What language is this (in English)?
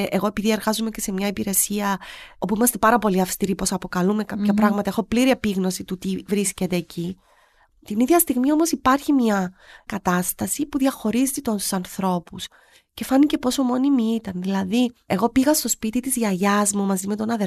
Greek